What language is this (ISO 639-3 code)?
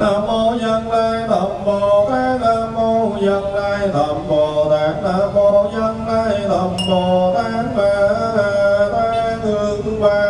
vie